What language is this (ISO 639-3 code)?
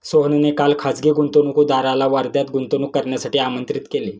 mar